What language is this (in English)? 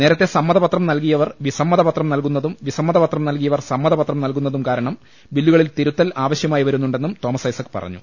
Malayalam